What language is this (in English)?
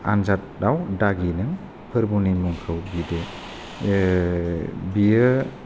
Bodo